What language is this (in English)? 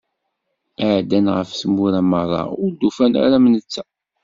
Kabyle